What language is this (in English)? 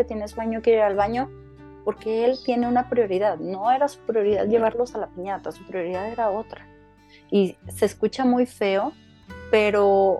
Spanish